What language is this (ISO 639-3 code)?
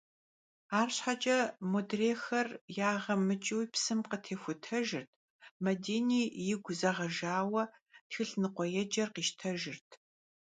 kbd